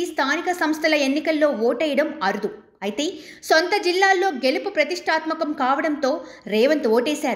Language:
Telugu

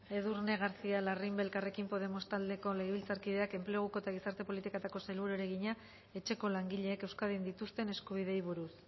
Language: Basque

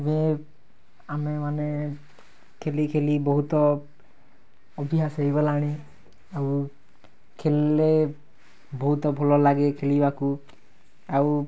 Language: Odia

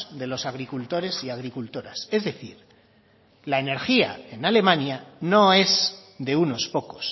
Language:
Spanish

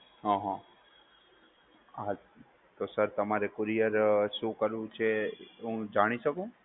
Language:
Gujarati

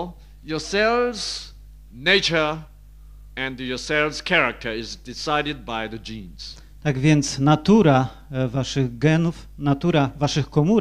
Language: Polish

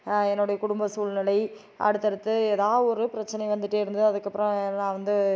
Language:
Tamil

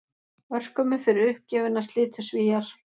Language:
Icelandic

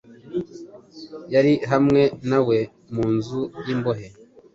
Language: Kinyarwanda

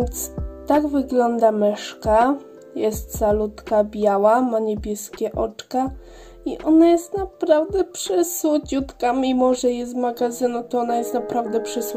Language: Polish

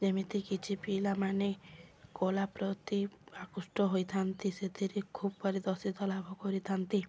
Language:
Odia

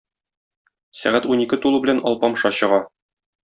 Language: Tatar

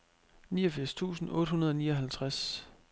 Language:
Danish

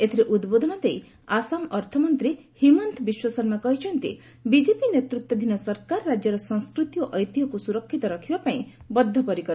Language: Odia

